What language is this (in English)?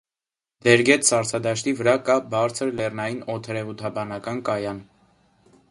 Armenian